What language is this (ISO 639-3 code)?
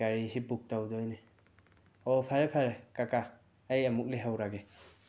mni